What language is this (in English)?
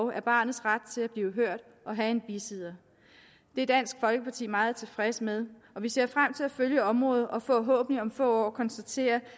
Danish